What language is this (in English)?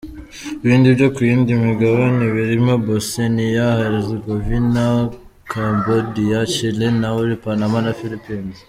Kinyarwanda